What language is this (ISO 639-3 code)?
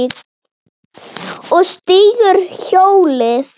isl